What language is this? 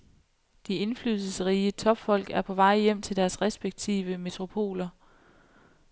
Danish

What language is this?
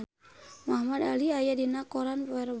Sundanese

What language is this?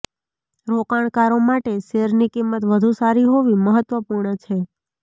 Gujarati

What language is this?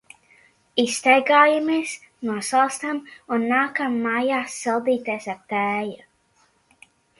Latvian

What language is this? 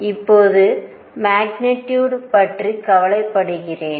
Tamil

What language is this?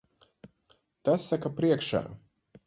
Latvian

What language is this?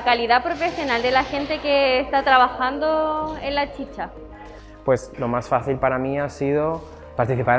Spanish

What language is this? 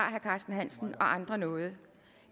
Danish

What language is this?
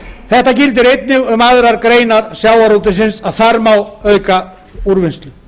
Icelandic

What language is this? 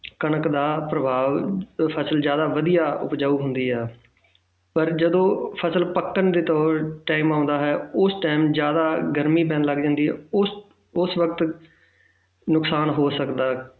Punjabi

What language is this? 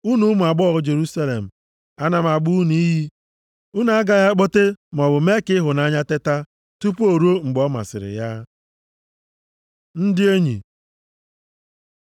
Igbo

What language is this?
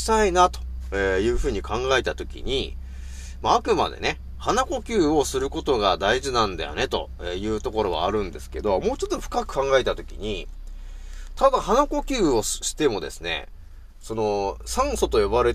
Japanese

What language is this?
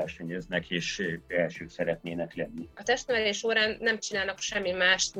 Hungarian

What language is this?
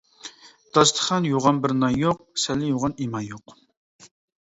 Uyghur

